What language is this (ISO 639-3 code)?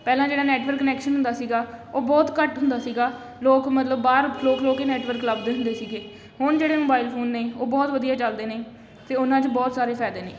pan